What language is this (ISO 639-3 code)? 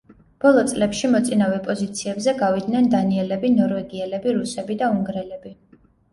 kat